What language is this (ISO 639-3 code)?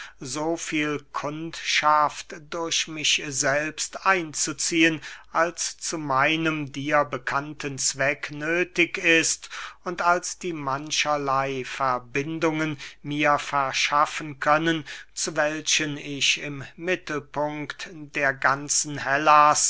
deu